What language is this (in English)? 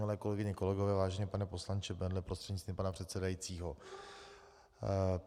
Czech